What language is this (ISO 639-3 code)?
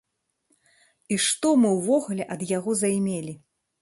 bel